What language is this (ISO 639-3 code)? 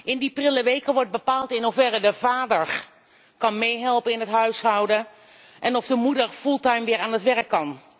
nld